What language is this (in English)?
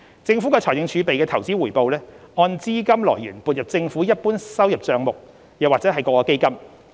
Cantonese